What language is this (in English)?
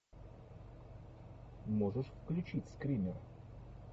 Russian